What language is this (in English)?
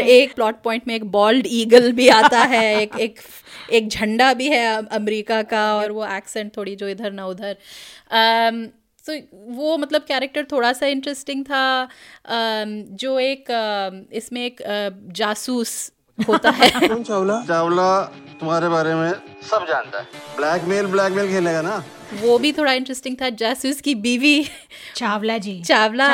Hindi